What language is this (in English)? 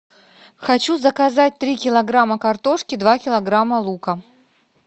Russian